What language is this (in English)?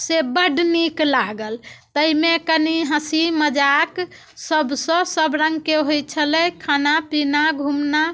Maithili